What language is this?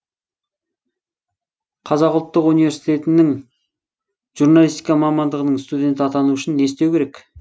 Kazakh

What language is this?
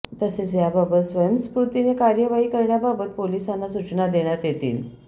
Marathi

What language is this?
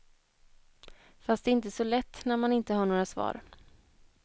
Swedish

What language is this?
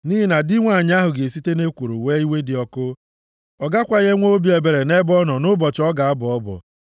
Igbo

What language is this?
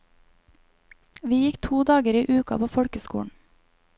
Norwegian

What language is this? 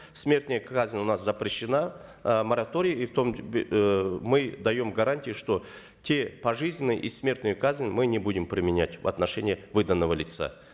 Kazakh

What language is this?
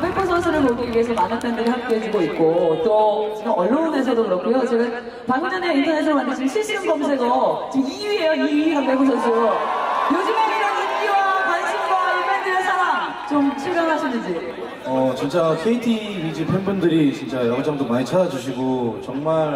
Korean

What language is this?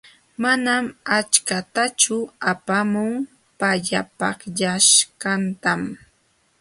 Jauja Wanca Quechua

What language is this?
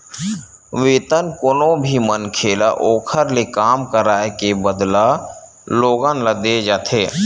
Chhattisgarhi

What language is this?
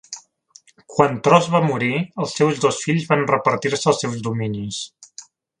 Catalan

